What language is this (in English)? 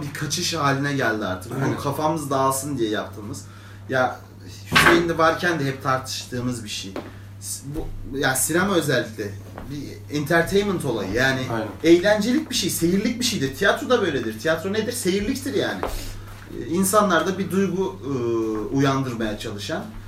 Turkish